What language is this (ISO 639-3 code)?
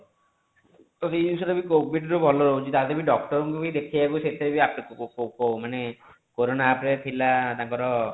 ori